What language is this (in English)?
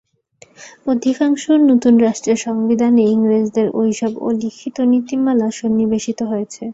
Bangla